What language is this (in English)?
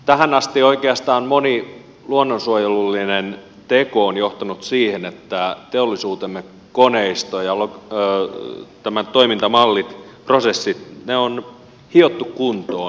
Finnish